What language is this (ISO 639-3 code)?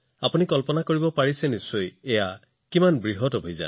asm